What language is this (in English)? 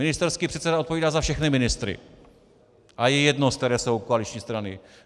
Czech